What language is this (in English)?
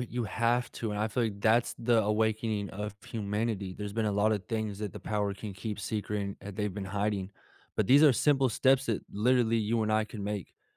English